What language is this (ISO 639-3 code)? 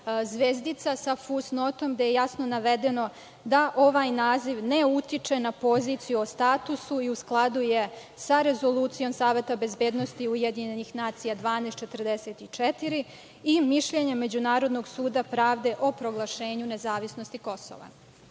srp